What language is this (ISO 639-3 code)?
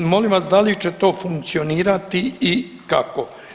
hrv